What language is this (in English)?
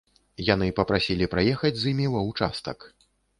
Belarusian